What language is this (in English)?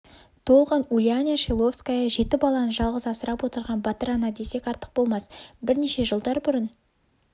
Kazakh